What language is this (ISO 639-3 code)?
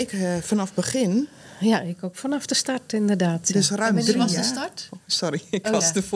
nld